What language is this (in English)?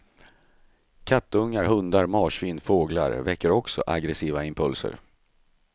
Swedish